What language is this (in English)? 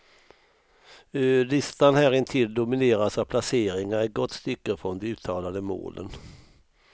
Swedish